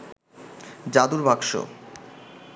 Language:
Bangla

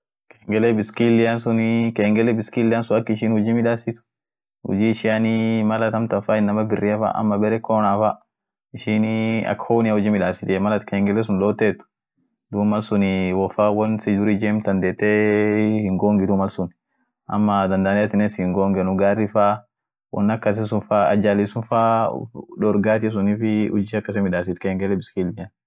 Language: Orma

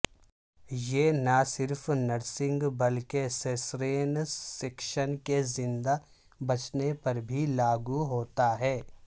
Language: Urdu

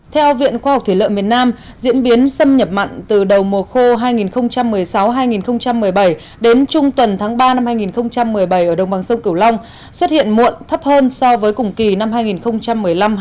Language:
Vietnamese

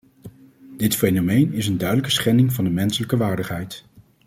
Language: Dutch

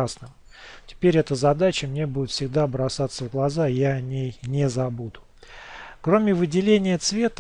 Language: Russian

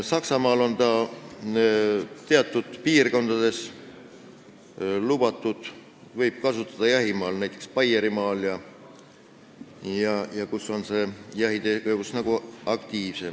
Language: Estonian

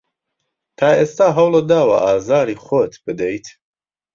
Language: Central Kurdish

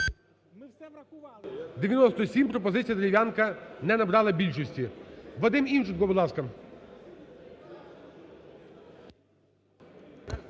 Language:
Ukrainian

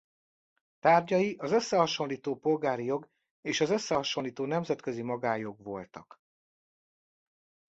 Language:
Hungarian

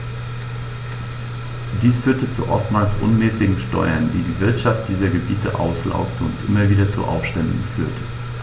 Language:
German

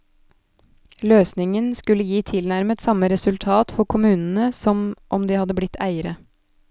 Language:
Norwegian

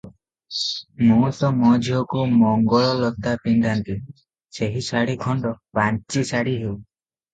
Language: Odia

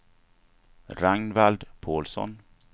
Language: Swedish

